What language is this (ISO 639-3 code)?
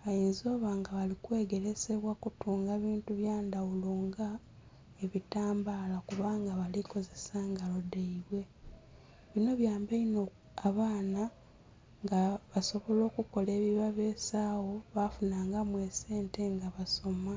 xog